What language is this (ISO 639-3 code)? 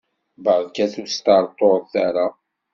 kab